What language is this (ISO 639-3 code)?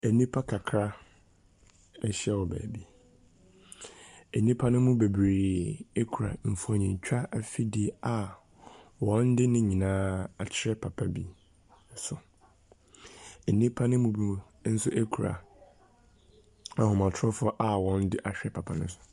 aka